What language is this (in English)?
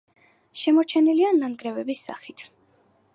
Georgian